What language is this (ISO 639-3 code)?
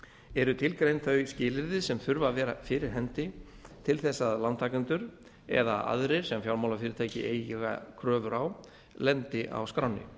isl